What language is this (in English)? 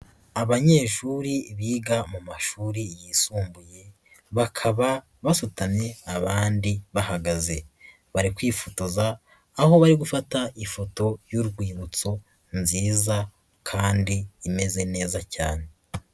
Kinyarwanda